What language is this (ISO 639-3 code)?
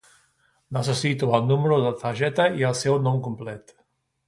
cat